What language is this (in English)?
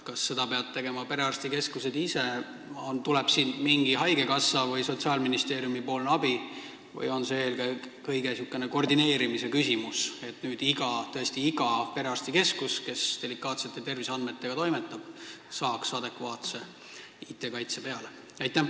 Estonian